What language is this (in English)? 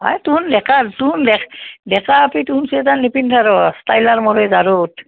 Assamese